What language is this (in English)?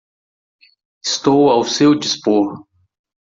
Portuguese